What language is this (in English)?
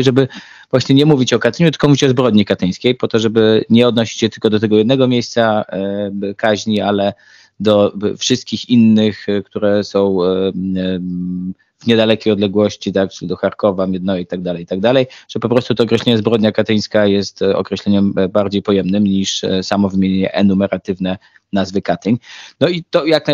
Polish